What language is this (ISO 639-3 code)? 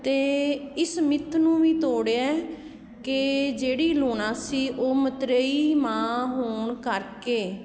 pan